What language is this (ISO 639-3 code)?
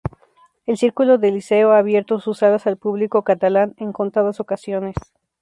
spa